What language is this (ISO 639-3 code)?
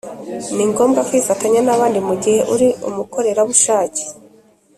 kin